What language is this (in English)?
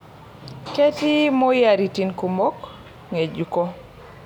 Masai